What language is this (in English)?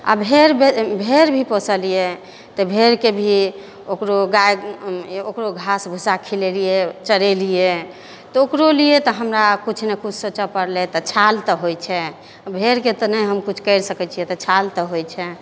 Maithili